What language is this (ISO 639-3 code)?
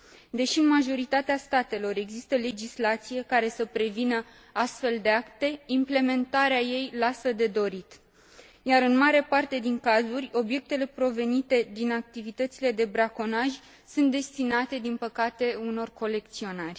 ron